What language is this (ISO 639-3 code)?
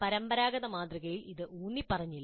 mal